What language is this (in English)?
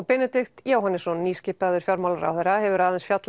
Icelandic